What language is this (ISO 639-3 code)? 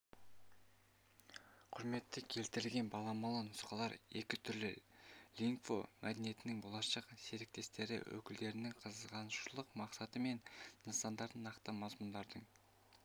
kaz